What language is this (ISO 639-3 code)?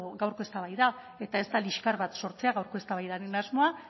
eus